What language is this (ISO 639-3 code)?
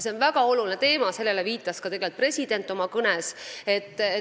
est